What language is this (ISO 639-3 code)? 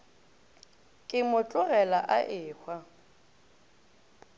nso